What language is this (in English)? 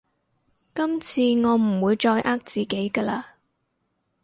Cantonese